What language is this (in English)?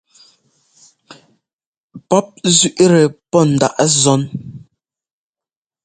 Ngomba